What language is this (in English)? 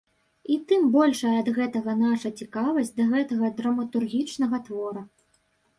Belarusian